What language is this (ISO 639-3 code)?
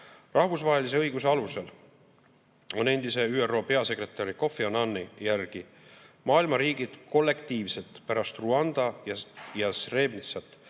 est